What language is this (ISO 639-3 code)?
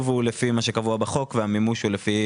heb